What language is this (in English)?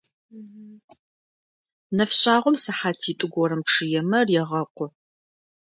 Adyghe